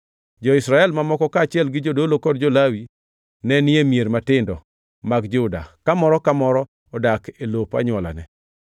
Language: Luo (Kenya and Tanzania)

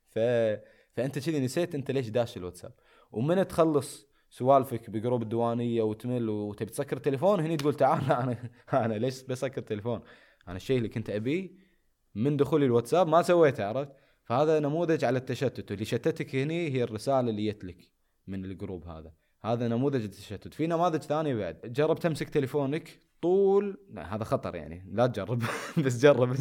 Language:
Arabic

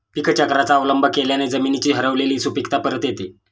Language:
Marathi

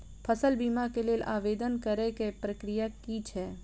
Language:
Maithili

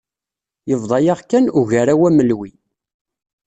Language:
Kabyle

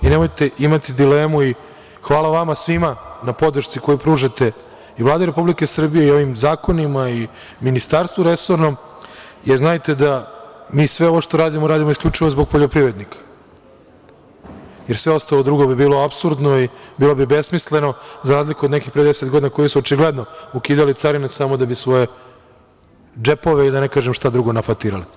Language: Serbian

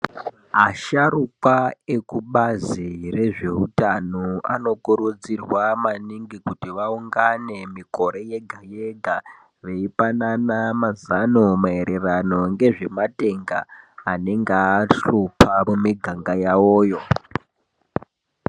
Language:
Ndau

